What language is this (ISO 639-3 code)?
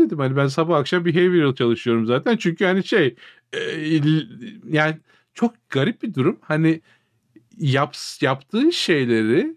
tur